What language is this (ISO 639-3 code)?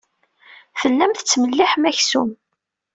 kab